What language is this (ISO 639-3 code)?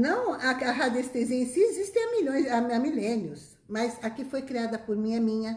por